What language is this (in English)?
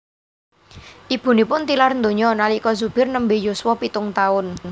Javanese